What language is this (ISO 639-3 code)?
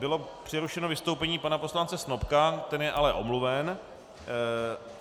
ces